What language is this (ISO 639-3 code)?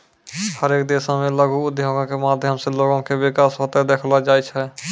mai